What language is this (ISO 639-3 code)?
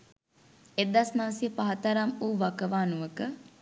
sin